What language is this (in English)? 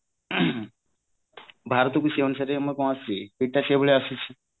Odia